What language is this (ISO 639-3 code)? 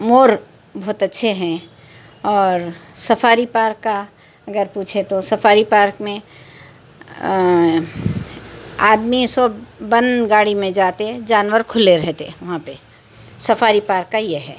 urd